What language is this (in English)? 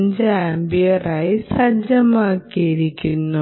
Malayalam